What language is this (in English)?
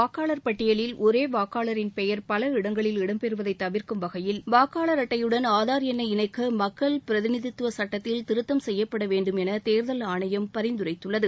Tamil